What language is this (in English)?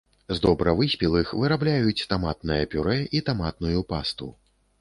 Belarusian